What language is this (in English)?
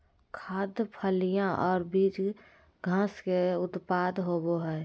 Magahi